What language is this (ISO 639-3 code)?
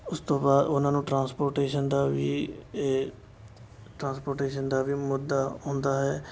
pan